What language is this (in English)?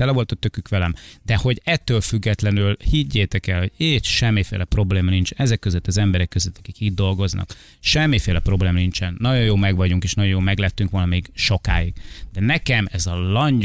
Hungarian